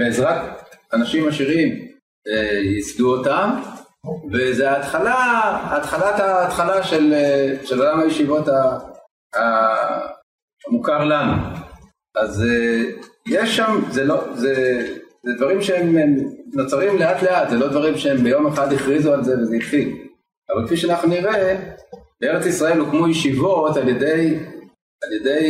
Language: Hebrew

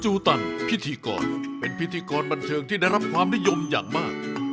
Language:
Thai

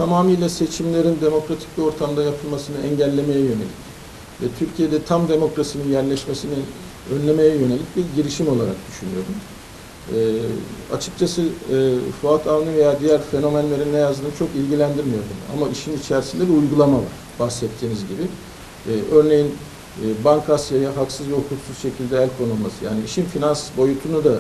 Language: Turkish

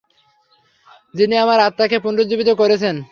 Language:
Bangla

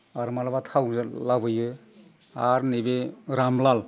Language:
Bodo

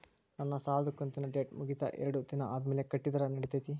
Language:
Kannada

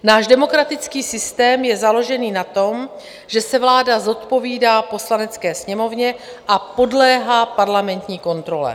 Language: Czech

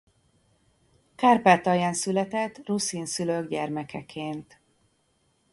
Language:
Hungarian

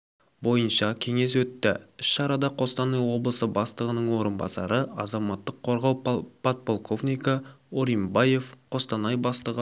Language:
Kazakh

